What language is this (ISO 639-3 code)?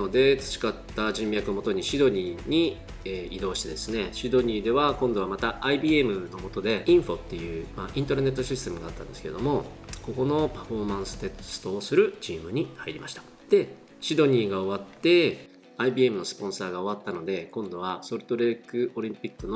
jpn